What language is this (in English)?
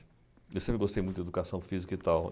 Portuguese